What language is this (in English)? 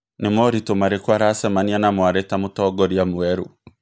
Kikuyu